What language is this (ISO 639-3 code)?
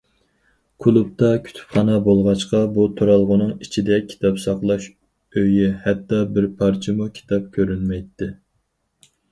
uig